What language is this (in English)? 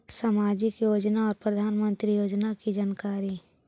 Magahi